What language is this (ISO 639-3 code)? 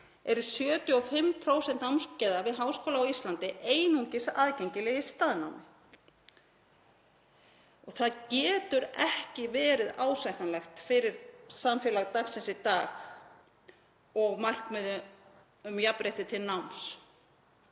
isl